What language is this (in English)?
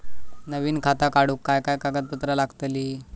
Marathi